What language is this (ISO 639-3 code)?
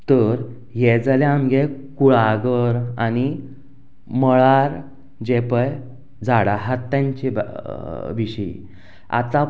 kok